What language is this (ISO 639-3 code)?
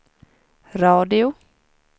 swe